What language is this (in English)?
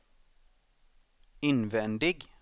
Swedish